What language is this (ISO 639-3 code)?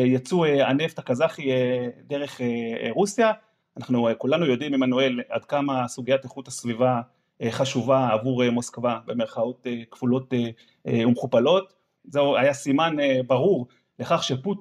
heb